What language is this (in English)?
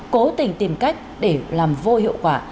Vietnamese